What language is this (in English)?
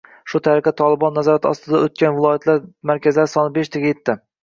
Uzbek